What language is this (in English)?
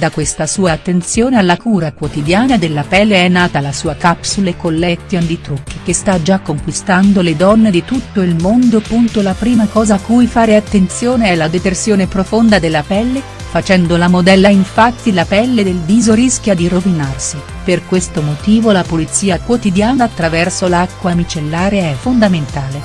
Italian